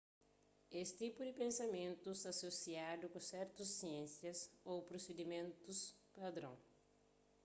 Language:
Kabuverdianu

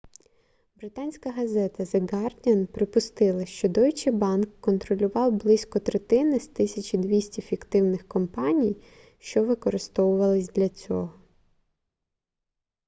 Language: Ukrainian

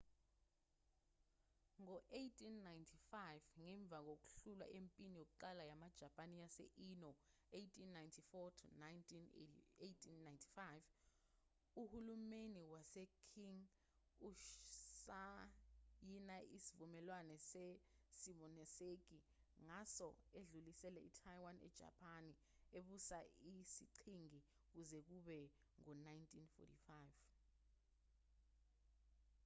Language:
Zulu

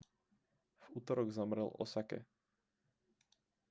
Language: Slovak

